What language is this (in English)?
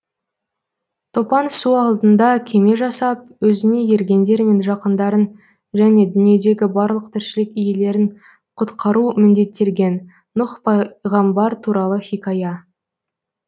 Kazakh